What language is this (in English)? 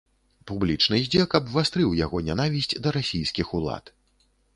Belarusian